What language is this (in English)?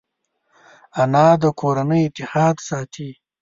Pashto